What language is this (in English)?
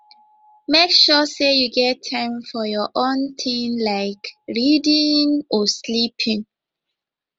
Nigerian Pidgin